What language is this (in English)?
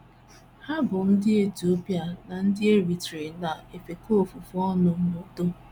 Igbo